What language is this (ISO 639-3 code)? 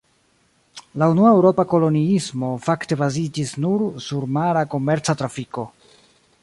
epo